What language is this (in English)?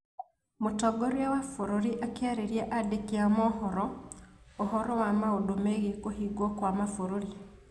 Kikuyu